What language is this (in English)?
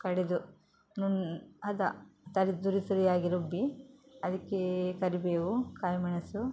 Kannada